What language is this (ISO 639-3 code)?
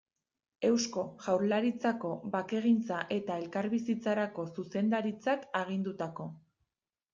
eus